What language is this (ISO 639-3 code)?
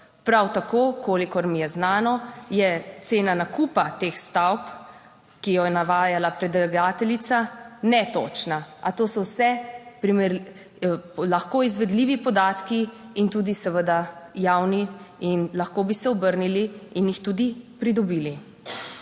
slv